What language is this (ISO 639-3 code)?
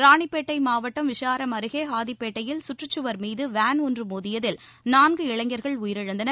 tam